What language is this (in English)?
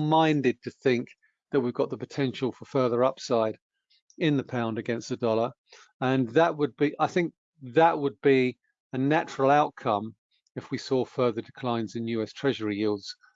English